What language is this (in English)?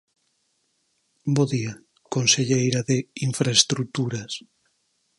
Galician